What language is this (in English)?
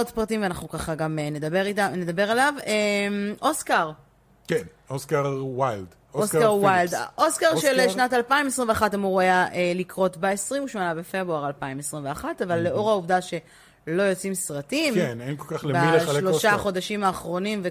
Hebrew